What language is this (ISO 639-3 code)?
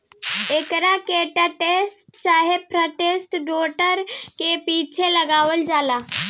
bho